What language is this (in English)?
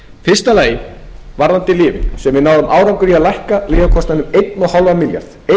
Icelandic